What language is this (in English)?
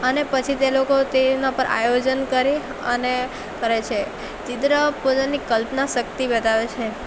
Gujarati